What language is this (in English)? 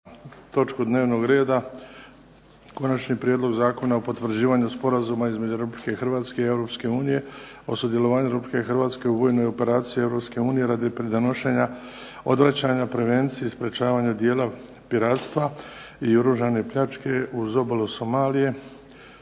Croatian